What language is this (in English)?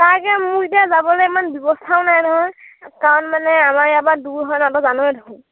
Assamese